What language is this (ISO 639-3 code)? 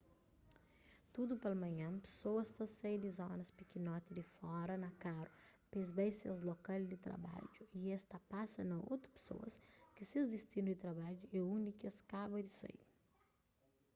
kea